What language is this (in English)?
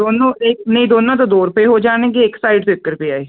Punjabi